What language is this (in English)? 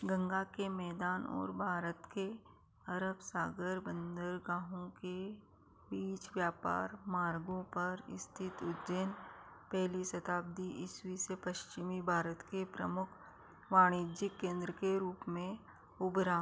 Hindi